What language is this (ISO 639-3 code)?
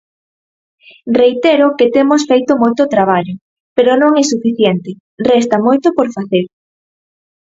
glg